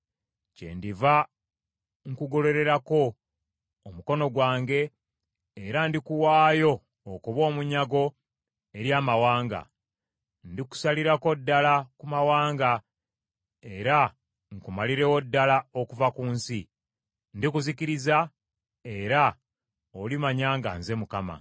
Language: Ganda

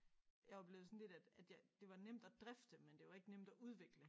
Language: Danish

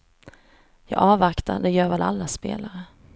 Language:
Swedish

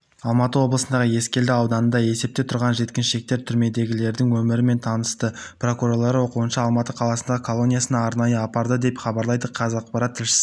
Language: Kazakh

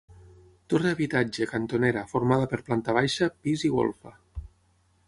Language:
Catalan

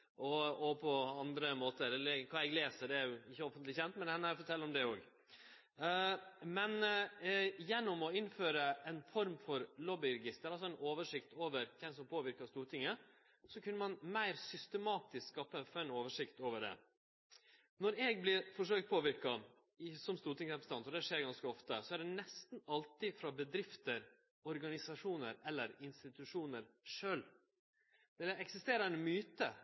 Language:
Norwegian Nynorsk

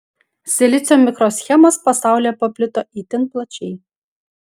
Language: Lithuanian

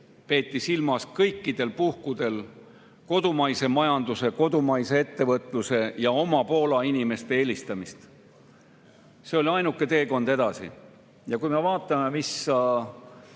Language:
Estonian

